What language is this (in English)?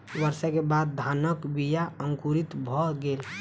Maithili